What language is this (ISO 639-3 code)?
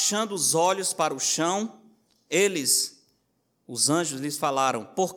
por